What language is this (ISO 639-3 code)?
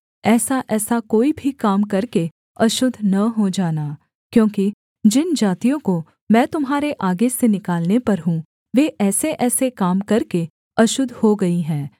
hin